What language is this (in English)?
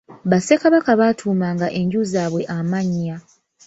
Ganda